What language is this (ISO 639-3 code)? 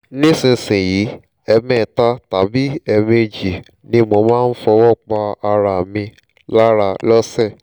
yor